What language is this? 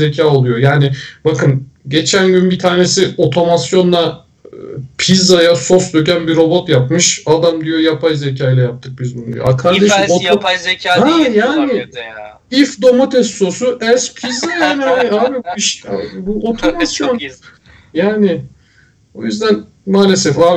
Turkish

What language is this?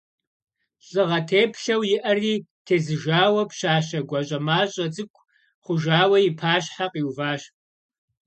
Kabardian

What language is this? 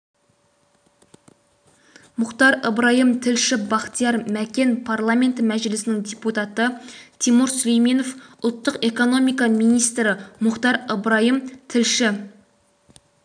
Kazakh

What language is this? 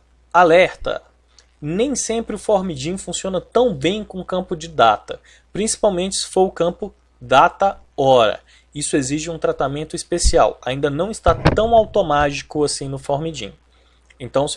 Portuguese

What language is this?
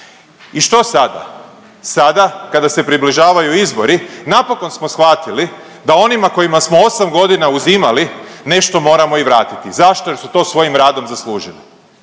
Croatian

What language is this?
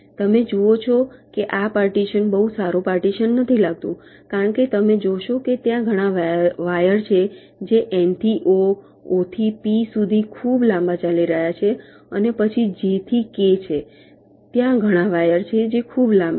Gujarati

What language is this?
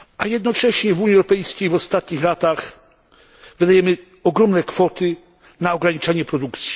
Polish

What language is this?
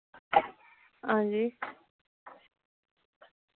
Dogri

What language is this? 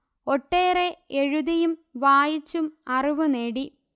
Malayalam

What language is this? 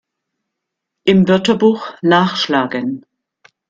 German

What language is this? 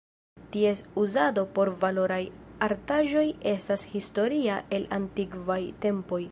Esperanto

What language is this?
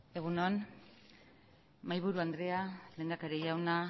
Basque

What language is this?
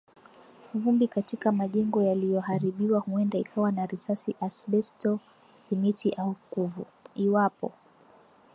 Swahili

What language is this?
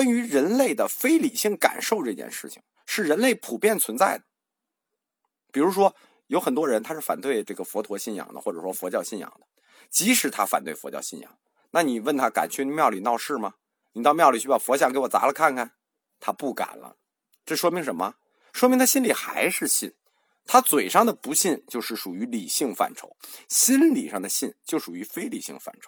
Chinese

